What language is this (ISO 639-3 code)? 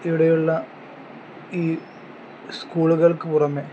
mal